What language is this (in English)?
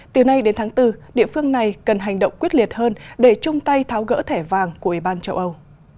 Vietnamese